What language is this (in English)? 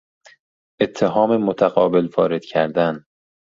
Persian